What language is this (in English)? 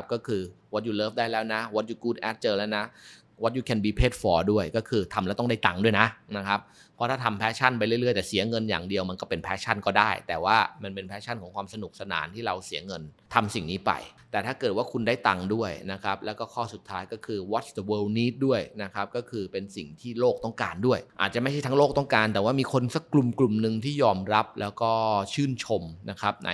Thai